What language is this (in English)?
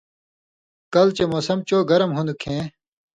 Indus Kohistani